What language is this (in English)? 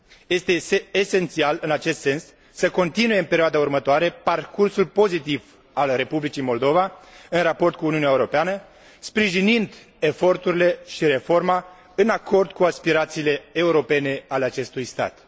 Romanian